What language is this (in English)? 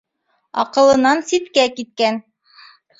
Bashkir